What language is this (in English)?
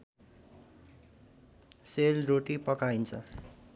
Nepali